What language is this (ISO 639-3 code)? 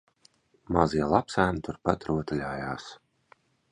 lav